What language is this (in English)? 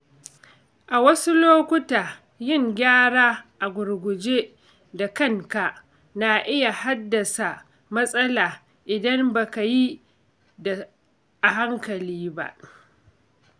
Hausa